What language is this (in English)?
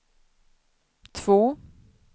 Swedish